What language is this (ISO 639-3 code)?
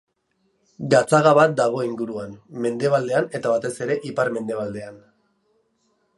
eus